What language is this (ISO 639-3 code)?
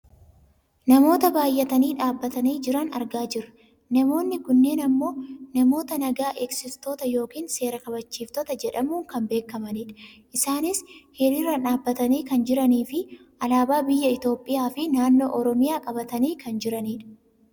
orm